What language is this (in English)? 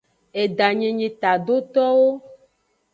Aja (Benin)